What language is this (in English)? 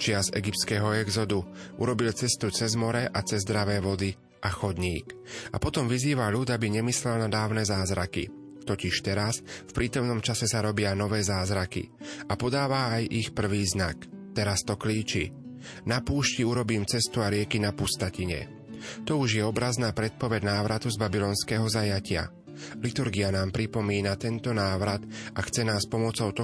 Slovak